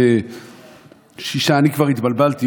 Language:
Hebrew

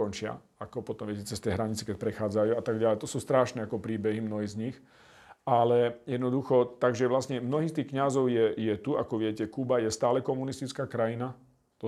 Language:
Slovak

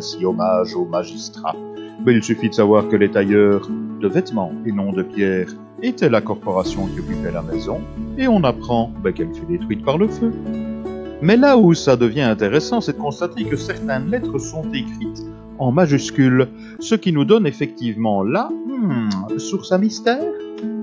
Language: French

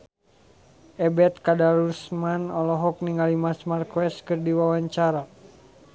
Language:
Sundanese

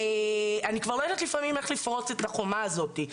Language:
Hebrew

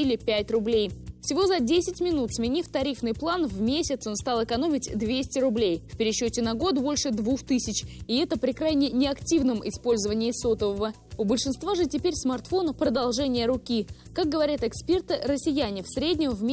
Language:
Russian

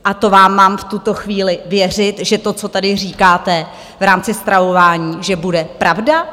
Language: Czech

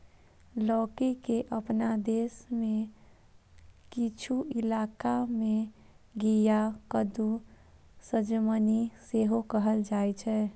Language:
Maithili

